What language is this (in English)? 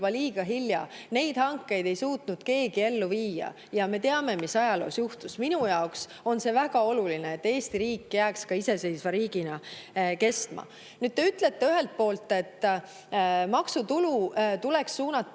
Estonian